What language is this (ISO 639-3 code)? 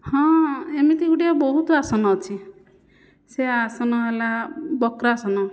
ori